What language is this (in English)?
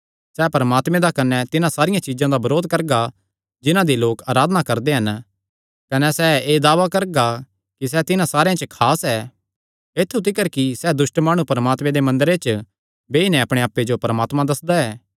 Kangri